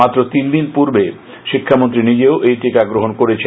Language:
Bangla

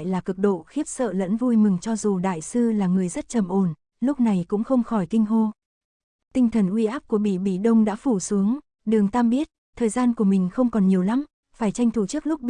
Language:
Vietnamese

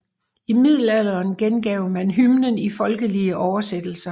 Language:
Danish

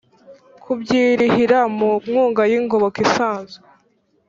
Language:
Kinyarwanda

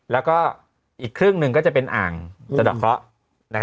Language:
Thai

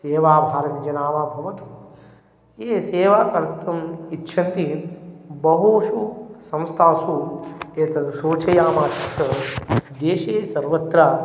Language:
Sanskrit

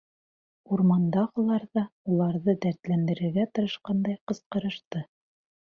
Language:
Bashkir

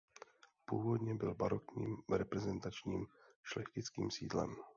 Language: Czech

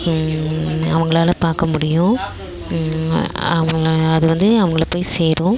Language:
Tamil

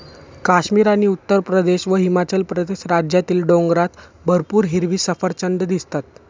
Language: Marathi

